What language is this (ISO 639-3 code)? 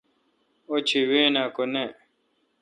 xka